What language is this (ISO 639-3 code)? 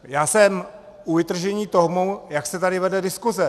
ces